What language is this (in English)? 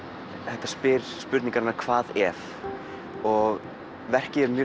Icelandic